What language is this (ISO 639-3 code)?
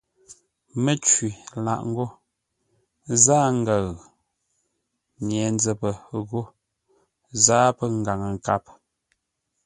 nla